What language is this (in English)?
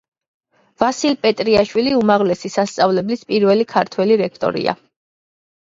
Georgian